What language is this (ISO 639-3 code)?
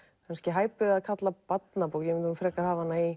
isl